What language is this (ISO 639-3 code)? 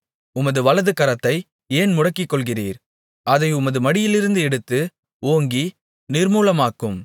tam